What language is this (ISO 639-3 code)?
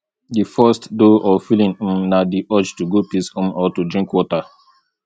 pcm